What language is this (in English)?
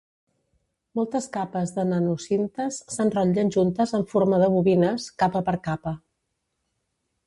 Catalan